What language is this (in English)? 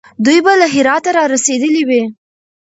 Pashto